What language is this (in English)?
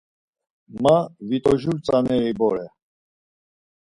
Laz